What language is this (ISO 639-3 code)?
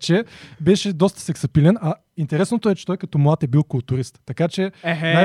bul